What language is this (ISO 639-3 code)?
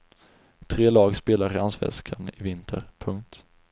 swe